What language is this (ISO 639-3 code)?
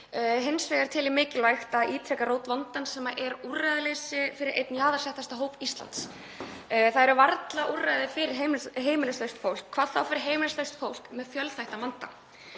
isl